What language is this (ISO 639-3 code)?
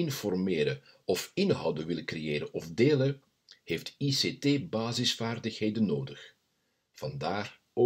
nld